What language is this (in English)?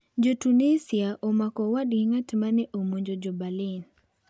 Luo (Kenya and Tanzania)